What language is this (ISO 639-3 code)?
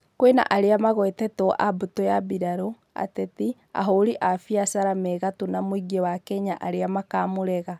kik